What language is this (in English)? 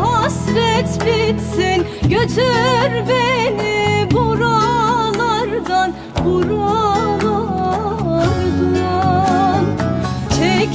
Turkish